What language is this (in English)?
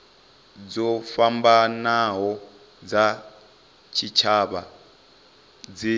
Venda